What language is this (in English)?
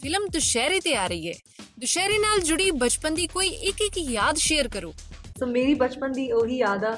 Punjabi